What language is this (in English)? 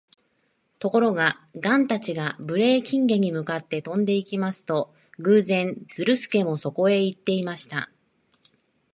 Japanese